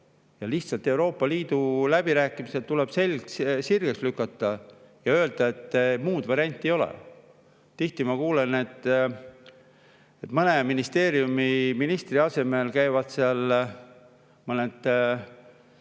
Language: Estonian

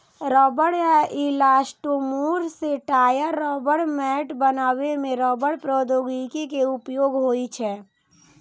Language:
Maithili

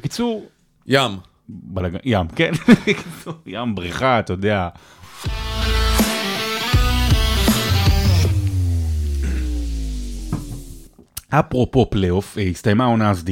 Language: Hebrew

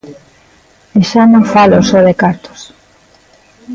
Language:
Galician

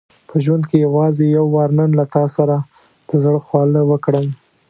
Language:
Pashto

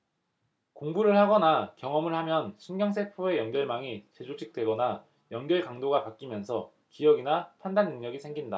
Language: Korean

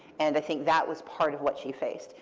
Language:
English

